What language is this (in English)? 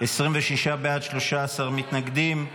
Hebrew